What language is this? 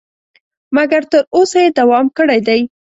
Pashto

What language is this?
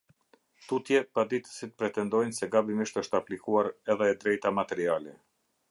Albanian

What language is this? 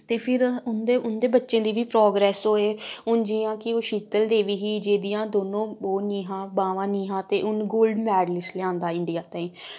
Dogri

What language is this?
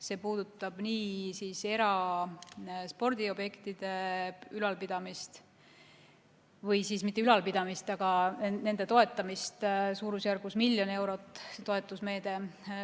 Estonian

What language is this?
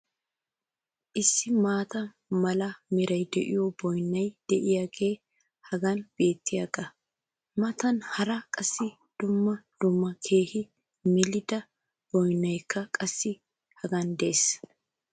Wolaytta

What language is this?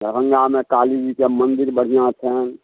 Maithili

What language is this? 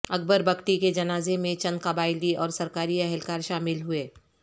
Urdu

